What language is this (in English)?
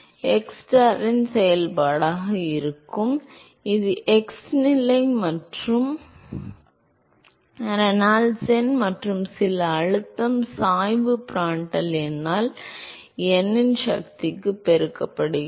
Tamil